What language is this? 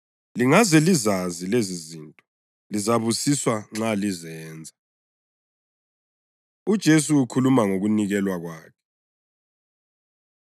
North Ndebele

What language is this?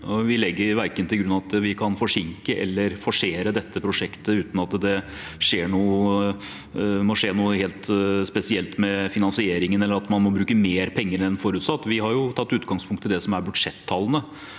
Norwegian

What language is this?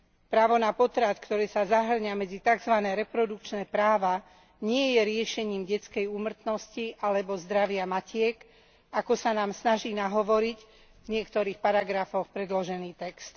Slovak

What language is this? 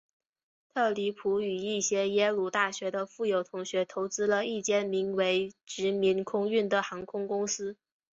Chinese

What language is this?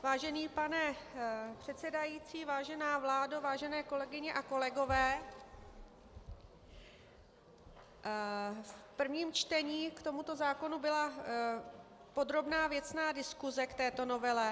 Czech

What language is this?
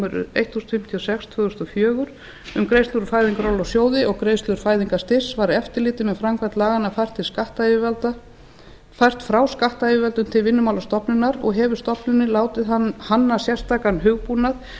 Icelandic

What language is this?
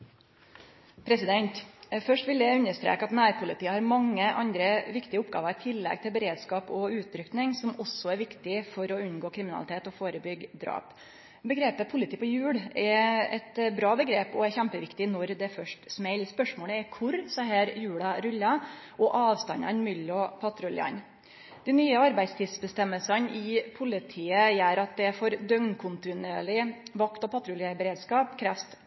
Norwegian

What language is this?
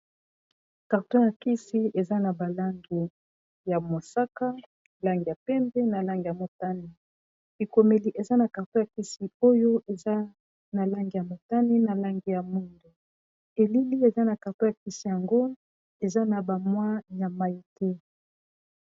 Lingala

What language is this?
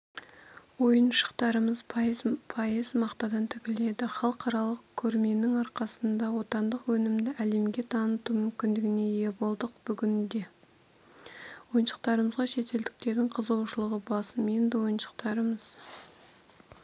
Kazakh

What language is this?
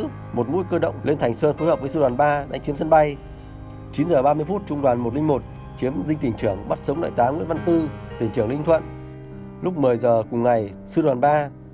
Vietnamese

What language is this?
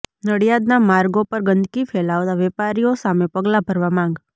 Gujarati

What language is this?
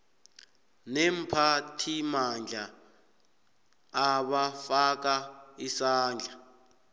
South Ndebele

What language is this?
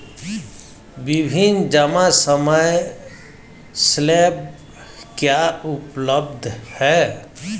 Hindi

